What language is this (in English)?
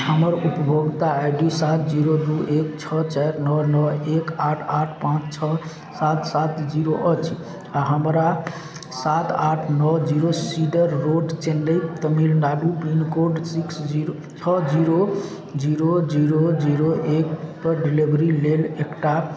Maithili